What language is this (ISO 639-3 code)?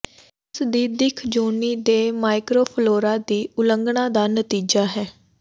pan